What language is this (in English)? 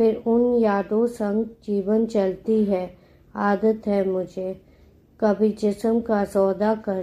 Hindi